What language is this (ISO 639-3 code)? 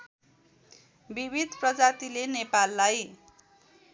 nep